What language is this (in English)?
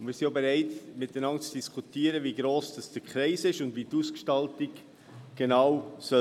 Swiss German